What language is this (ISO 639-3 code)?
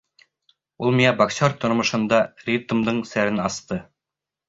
bak